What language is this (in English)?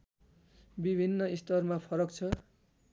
Nepali